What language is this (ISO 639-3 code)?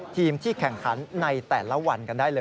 tha